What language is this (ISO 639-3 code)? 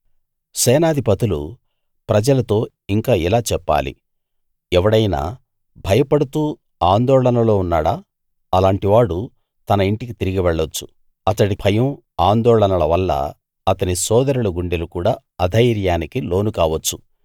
tel